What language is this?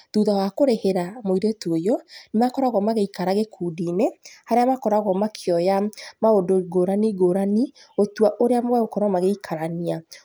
Kikuyu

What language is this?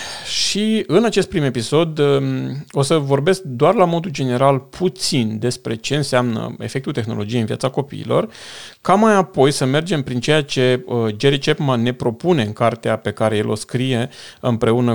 Romanian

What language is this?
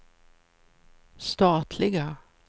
Swedish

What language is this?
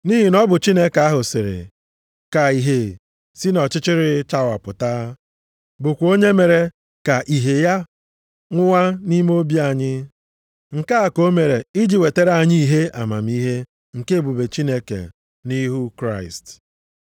Igbo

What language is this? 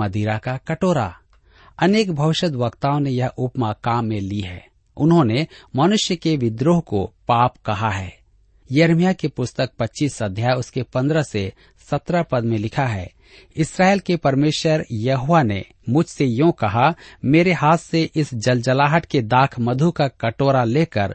Hindi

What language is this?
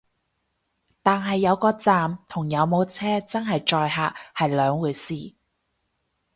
Cantonese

